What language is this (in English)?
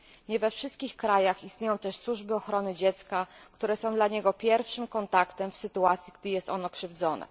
Polish